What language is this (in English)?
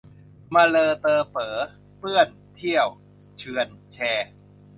Thai